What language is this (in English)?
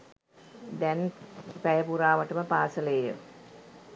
Sinhala